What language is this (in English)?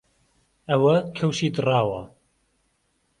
Central Kurdish